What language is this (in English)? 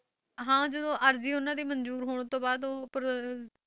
Punjabi